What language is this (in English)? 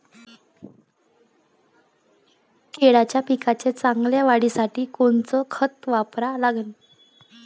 Marathi